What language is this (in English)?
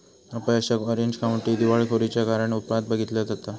Marathi